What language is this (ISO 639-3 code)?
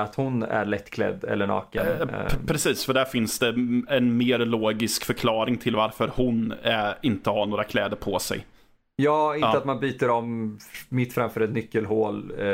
swe